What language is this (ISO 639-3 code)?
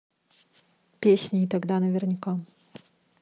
rus